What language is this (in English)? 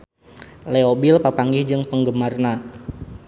Sundanese